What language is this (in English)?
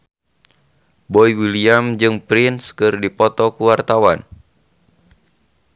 Sundanese